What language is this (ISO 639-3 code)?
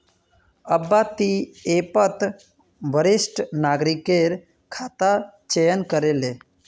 mag